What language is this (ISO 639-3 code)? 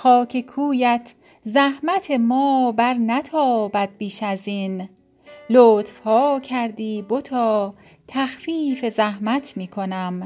fas